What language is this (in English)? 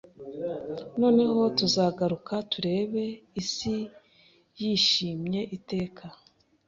Kinyarwanda